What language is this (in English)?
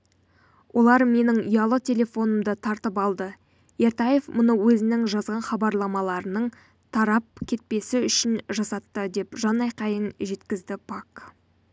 Kazakh